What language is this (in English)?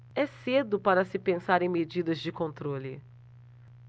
Portuguese